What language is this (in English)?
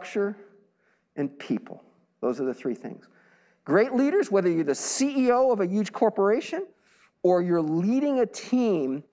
English